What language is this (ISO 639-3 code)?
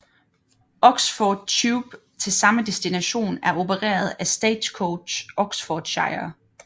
dan